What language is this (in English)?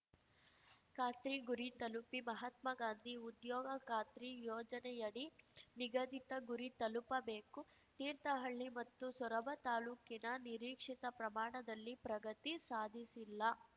Kannada